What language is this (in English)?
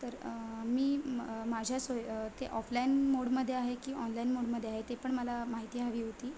Marathi